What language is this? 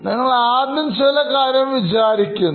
Malayalam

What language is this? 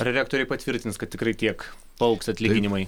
Lithuanian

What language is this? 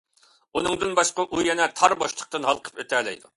Uyghur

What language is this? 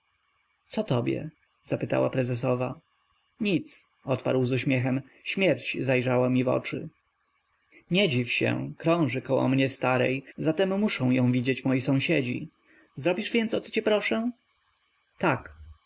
Polish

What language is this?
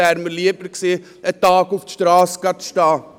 Swiss German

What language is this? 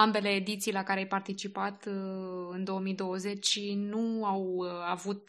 Romanian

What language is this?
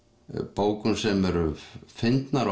Icelandic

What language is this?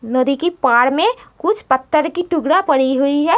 Hindi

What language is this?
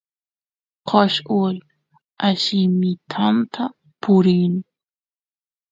Santiago del Estero Quichua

